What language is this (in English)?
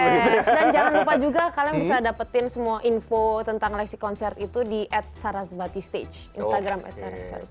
Indonesian